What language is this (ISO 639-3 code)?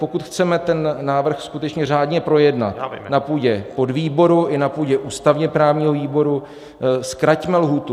ces